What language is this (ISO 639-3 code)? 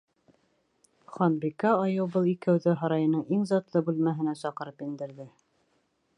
bak